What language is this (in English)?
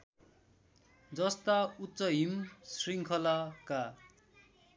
Nepali